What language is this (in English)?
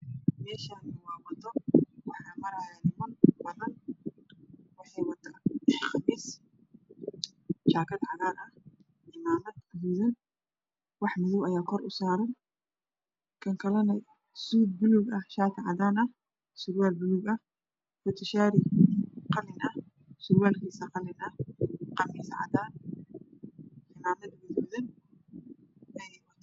Somali